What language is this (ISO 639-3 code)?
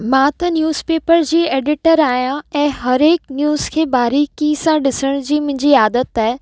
snd